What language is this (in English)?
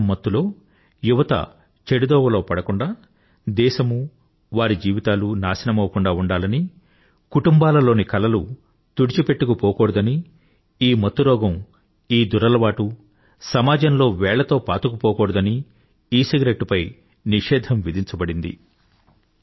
Telugu